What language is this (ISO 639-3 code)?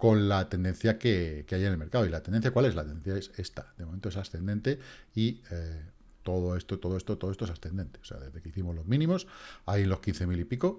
spa